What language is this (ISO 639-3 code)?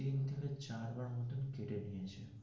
ben